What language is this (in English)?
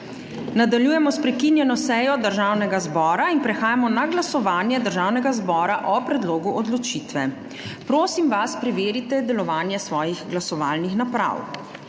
Slovenian